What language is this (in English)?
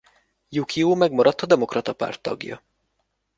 Hungarian